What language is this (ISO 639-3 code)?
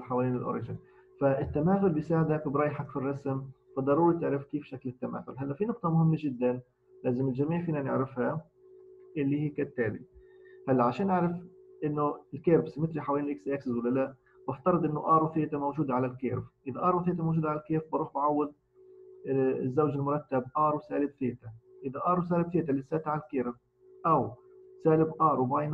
ara